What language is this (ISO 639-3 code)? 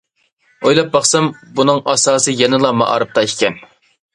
uig